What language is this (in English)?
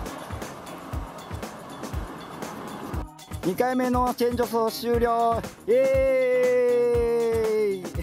Japanese